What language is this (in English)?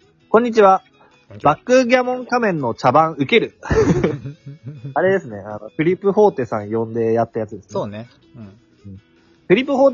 Japanese